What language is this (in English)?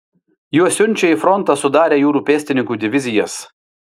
Lithuanian